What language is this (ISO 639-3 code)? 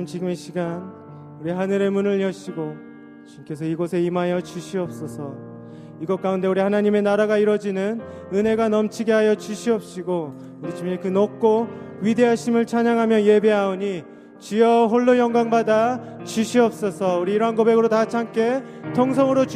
kor